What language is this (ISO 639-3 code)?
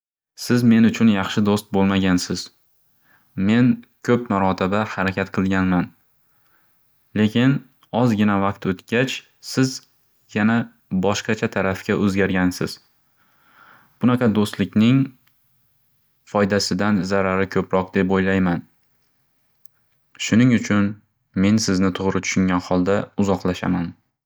uzb